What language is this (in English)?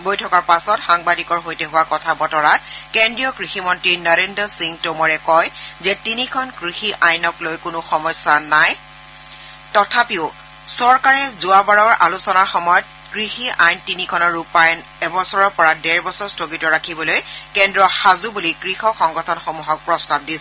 Assamese